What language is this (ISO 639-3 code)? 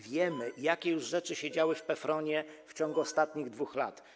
pol